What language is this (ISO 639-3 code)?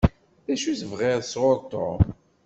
kab